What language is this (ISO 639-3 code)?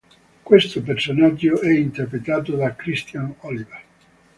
ita